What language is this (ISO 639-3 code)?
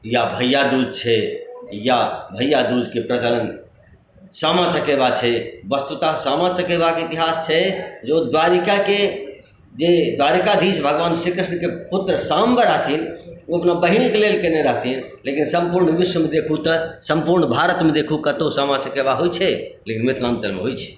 mai